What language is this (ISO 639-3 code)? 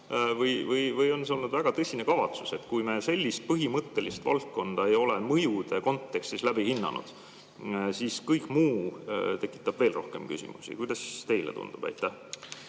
est